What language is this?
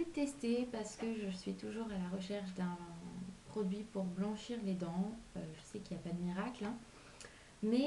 French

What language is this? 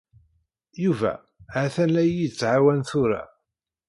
Kabyle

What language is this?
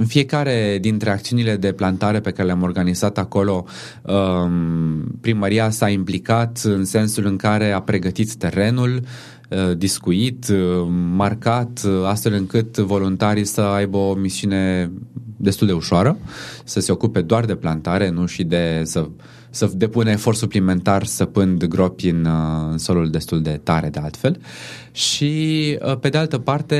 Romanian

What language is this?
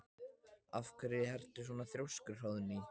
Icelandic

